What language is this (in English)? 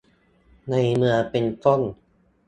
Thai